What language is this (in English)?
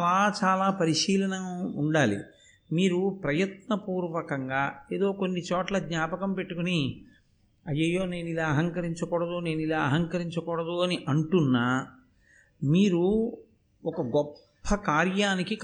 Telugu